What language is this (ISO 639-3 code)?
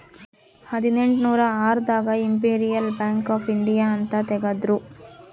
kan